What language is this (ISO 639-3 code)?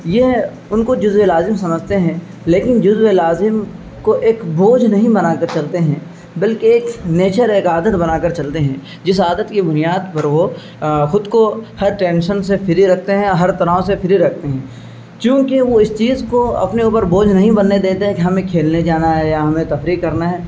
urd